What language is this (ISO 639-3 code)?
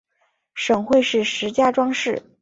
zho